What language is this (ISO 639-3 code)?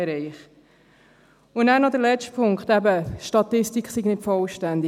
gsw